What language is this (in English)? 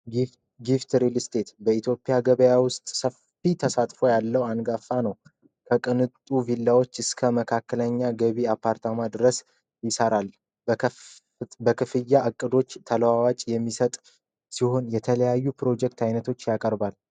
Amharic